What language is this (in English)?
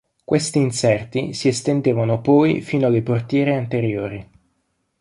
Italian